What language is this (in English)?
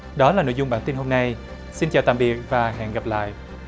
Vietnamese